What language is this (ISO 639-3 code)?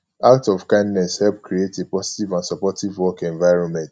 pcm